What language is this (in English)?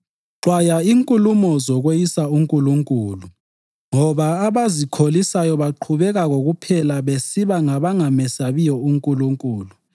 North Ndebele